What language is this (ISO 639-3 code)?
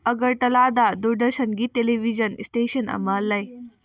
mni